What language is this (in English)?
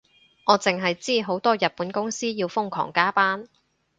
Cantonese